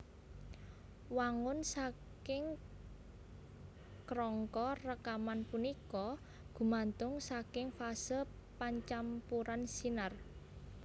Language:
Javanese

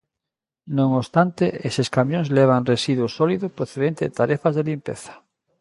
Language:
Galician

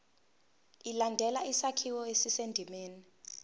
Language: Zulu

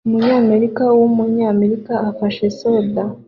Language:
Kinyarwanda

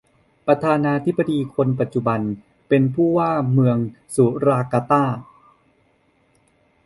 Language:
Thai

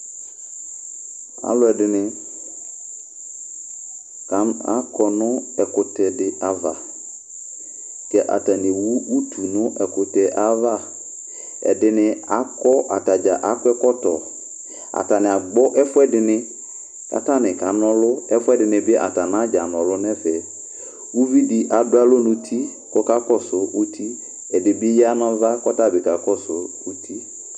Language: Ikposo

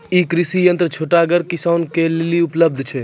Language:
Maithili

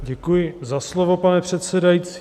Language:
Czech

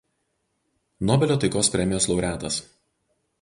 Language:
Lithuanian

